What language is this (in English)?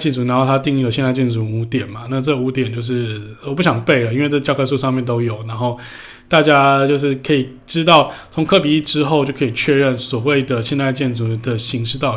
Chinese